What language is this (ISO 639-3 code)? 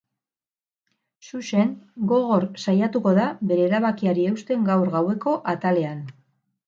eus